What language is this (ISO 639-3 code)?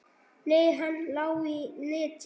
isl